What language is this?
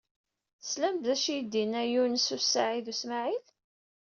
Kabyle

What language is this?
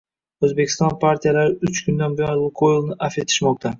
Uzbek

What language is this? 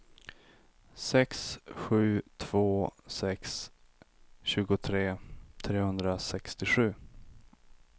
Swedish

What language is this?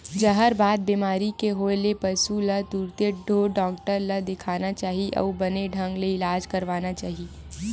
Chhattisgarhi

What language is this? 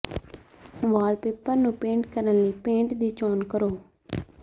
Punjabi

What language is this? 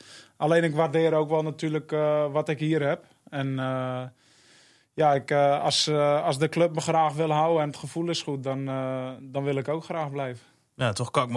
Dutch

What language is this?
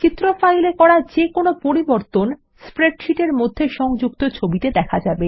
Bangla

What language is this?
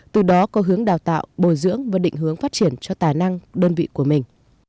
Vietnamese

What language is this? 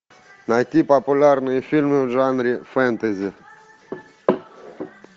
Russian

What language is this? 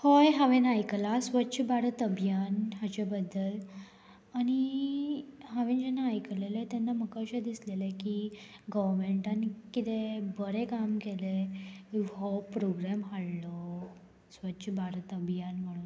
Konkani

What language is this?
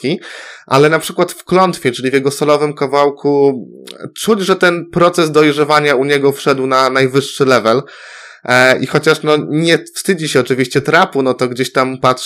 Polish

